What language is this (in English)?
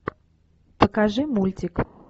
Russian